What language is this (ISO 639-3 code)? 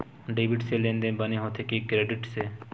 hne